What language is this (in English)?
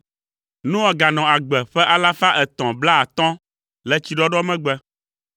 Ewe